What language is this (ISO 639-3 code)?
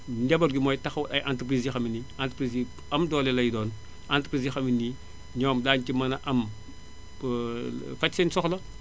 wol